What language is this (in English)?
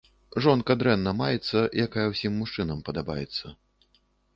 Belarusian